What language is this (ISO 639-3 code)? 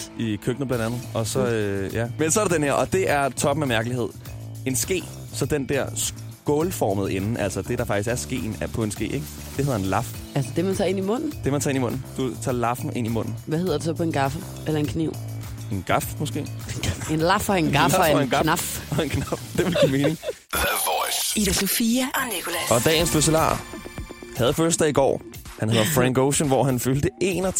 dan